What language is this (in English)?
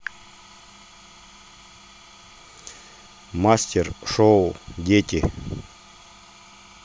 Russian